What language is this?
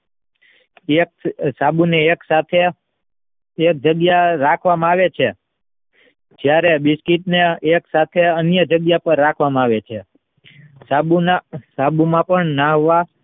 Gujarati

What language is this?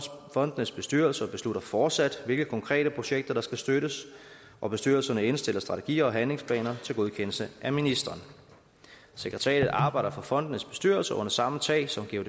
Danish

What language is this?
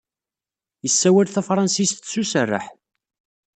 Kabyle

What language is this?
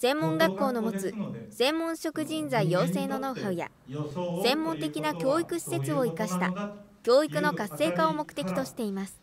Japanese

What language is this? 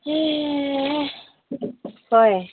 Manipuri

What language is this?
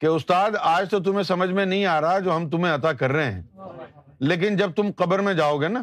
Urdu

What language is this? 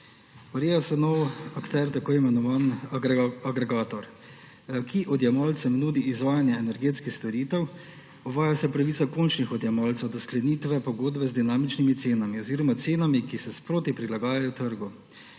Slovenian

